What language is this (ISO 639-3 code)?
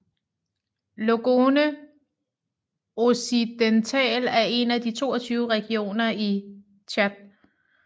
dan